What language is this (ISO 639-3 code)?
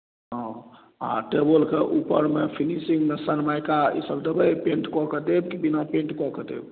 mai